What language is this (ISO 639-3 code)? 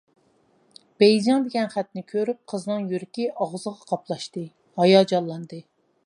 uig